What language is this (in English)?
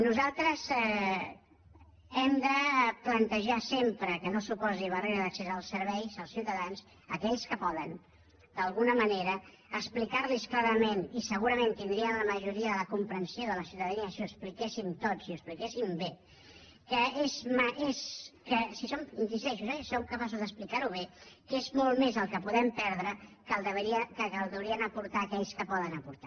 Catalan